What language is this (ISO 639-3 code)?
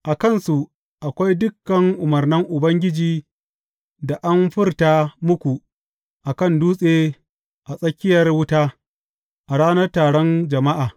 hau